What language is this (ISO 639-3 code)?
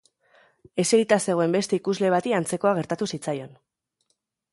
eus